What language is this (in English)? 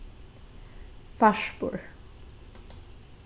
Faroese